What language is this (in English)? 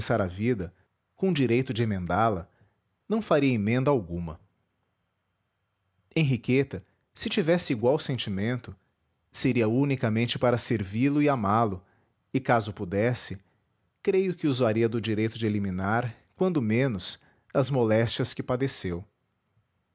Portuguese